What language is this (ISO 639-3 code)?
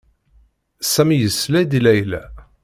kab